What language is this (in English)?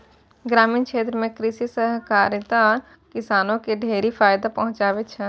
Maithili